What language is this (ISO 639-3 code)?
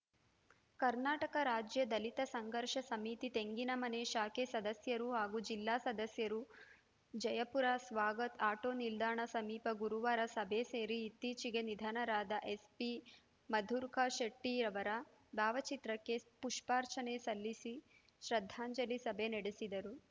kan